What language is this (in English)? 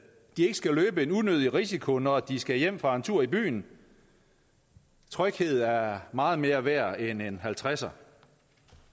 Danish